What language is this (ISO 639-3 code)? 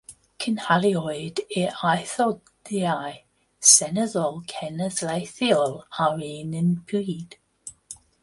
cym